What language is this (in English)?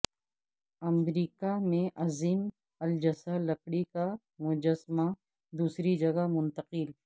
Urdu